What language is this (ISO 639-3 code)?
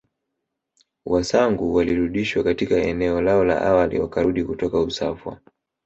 swa